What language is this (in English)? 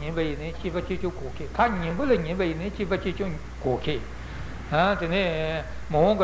Italian